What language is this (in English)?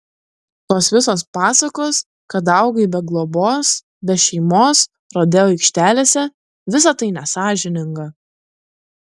Lithuanian